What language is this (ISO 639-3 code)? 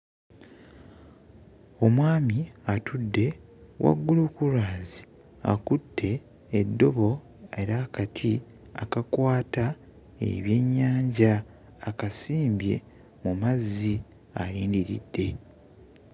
lug